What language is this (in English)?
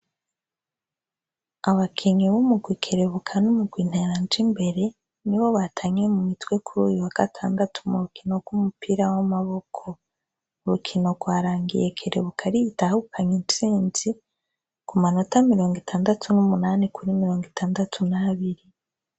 Rundi